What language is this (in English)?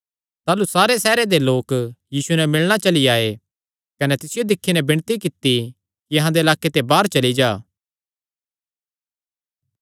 Kangri